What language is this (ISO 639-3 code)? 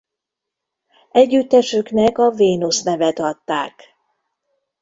hun